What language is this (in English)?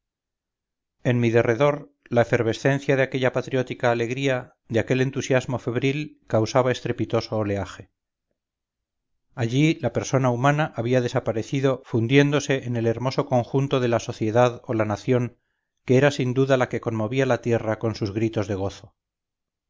Spanish